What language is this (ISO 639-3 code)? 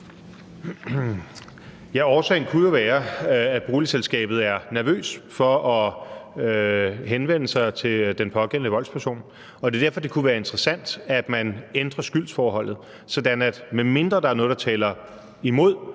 dan